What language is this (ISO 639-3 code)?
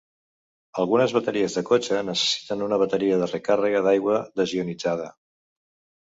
cat